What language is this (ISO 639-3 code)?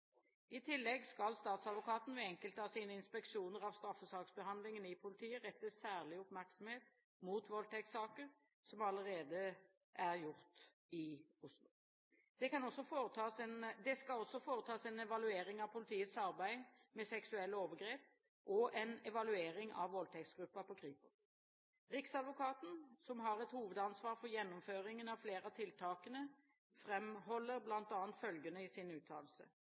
nob